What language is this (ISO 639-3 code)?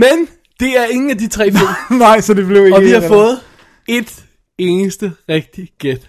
dan